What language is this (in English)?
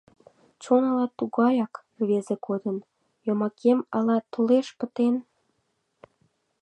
Mari